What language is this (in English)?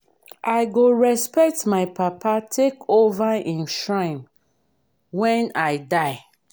Nigerian Pidgin